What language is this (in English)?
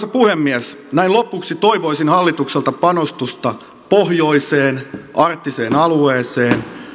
Finnish